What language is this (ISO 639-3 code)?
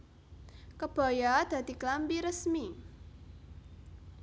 jav